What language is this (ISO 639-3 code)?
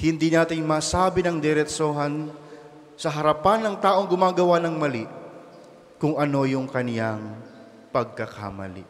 fil